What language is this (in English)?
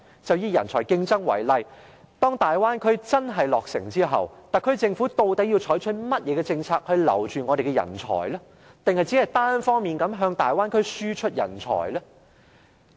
Cantonese